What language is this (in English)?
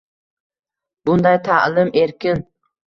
Uzbek